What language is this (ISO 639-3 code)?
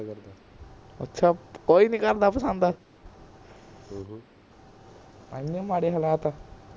pan